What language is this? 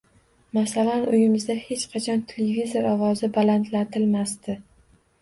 Uzbek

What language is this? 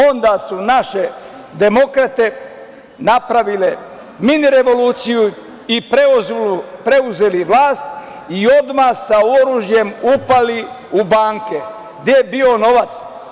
Serbian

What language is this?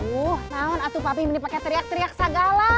Indonesian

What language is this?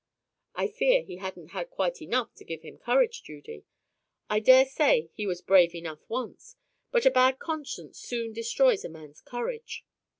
English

